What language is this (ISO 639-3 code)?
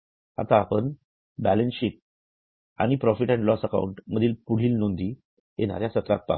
mar